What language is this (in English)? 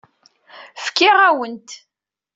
Kabyle